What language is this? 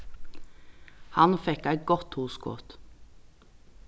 Faroese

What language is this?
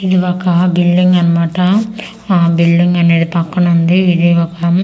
Telugu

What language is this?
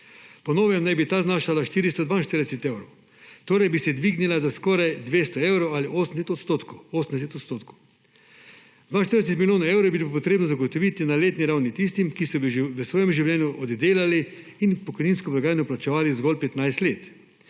Slovenian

